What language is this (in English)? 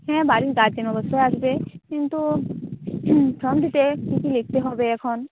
Bangla